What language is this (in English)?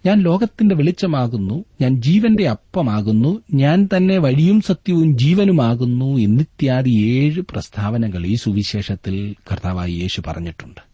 Malayalam